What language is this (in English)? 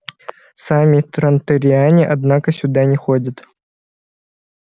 Russian